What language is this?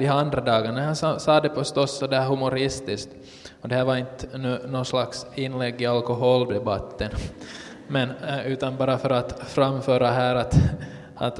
Swedish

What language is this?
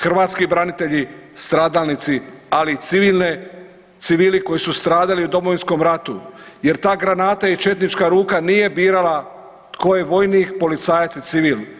Croatian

